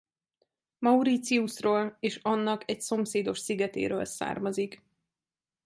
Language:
Hungarian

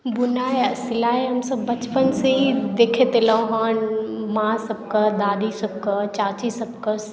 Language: Maithili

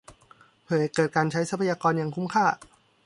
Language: Thai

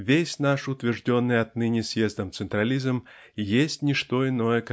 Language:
Russian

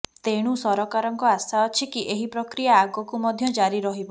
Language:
Odia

